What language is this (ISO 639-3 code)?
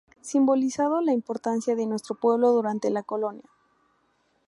spa